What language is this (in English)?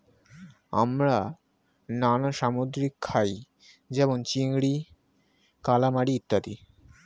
Bangla